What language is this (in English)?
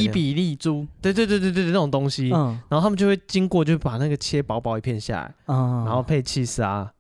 Chinese